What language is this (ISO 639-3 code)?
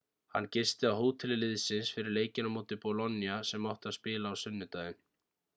isl